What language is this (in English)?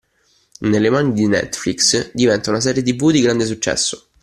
Italian